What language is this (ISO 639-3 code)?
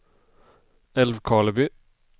swe